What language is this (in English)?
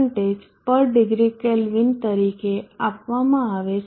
Gujarati